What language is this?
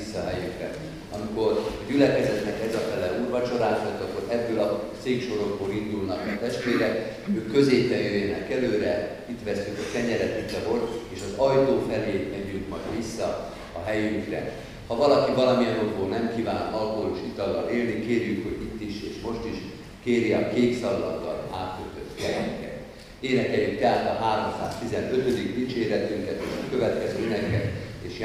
Hungarian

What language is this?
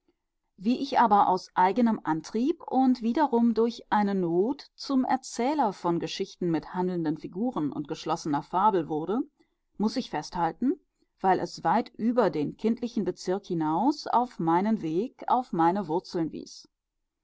German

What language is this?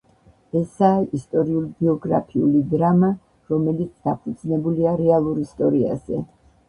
Georgian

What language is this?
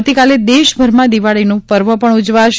Gujarati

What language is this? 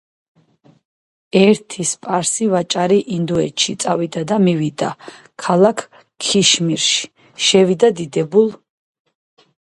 Georgian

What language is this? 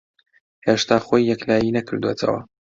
Central Kurdish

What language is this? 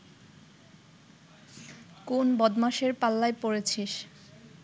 Bangla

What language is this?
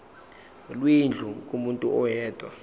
Zulu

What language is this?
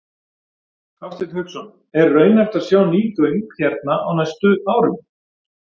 Icelandic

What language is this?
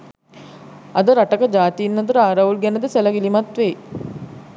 Sinhala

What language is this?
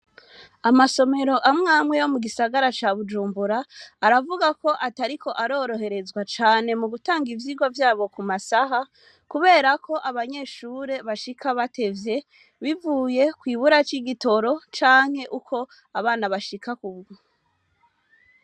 Rundi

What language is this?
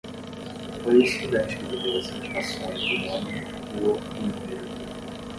Portuguese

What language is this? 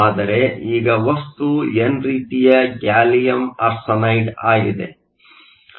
Kannada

